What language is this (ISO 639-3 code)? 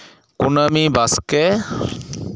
sat